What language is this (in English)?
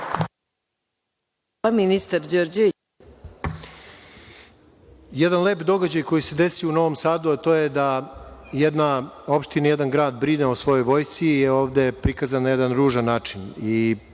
Serbian